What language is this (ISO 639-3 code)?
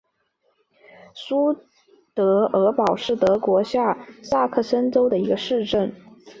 zho